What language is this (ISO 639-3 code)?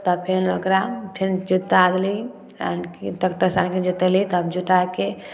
mai